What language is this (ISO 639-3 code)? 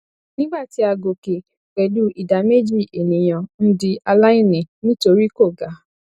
yor